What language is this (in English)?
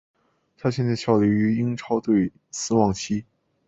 Chinese